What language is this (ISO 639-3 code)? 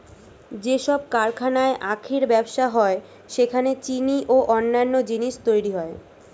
ben